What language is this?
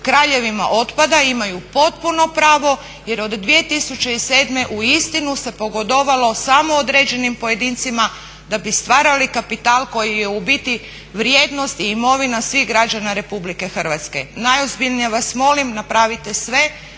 Croatian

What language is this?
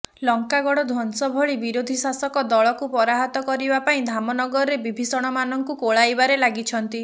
Odia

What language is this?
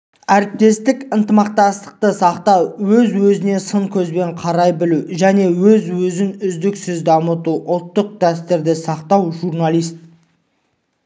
Kazakh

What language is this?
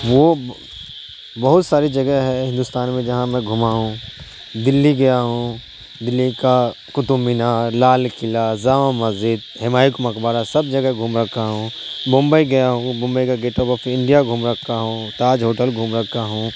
Urdu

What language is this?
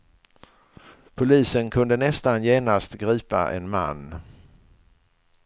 Swedish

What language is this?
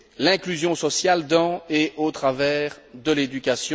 French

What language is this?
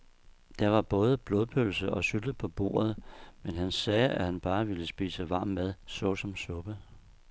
Danish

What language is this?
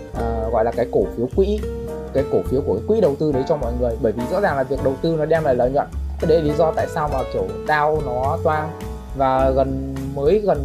Vietnamese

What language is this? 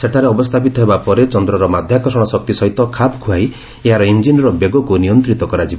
Odia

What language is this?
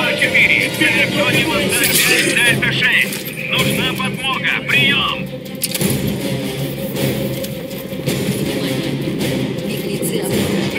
Russian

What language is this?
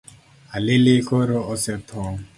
Luo (Kenya and Tanzania)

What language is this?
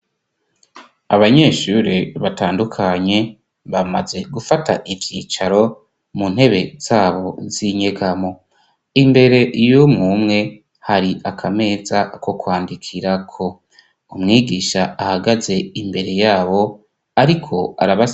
Rundi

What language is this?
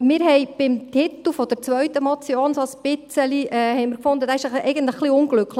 Swiss German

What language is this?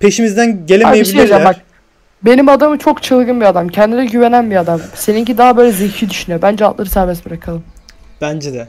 Turkish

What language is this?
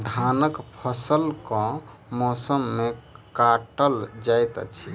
Maithili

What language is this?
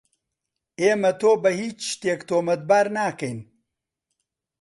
Central Kurdish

